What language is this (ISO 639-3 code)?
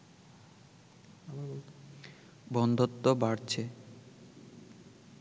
ben